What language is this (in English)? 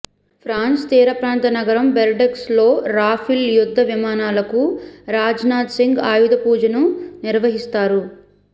Telugu